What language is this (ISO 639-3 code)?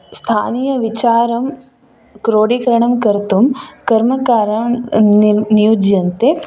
san